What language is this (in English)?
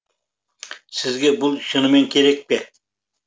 Kazakh